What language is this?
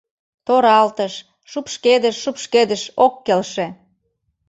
Mari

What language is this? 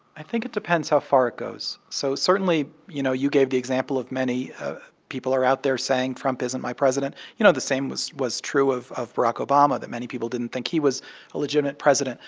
English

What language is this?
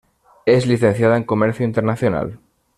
Spanish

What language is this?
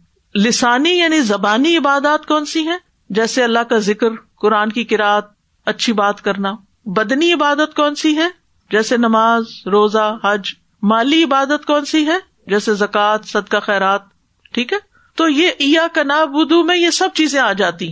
Urdu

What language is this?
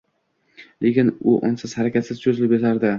Uzbek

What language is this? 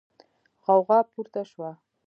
Pashto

